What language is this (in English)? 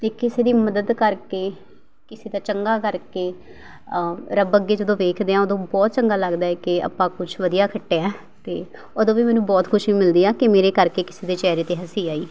Punjabi